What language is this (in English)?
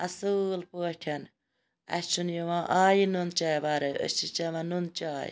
Kashmiri